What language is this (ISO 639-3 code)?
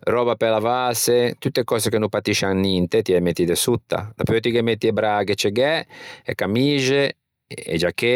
lij